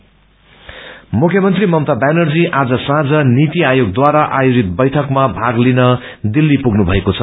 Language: Nepali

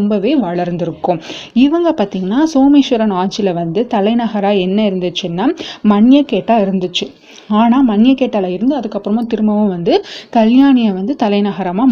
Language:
Tamil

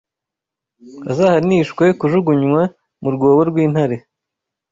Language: Kinyarwanda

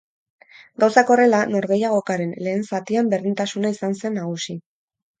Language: Basque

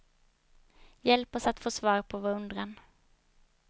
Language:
Swedish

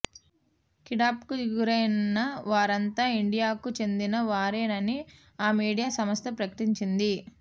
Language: Telugu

